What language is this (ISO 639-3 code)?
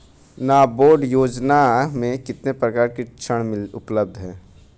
hin